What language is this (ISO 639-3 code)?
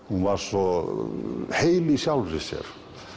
isl